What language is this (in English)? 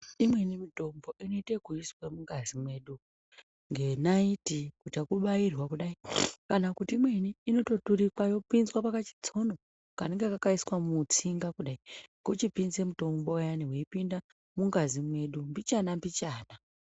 Ndau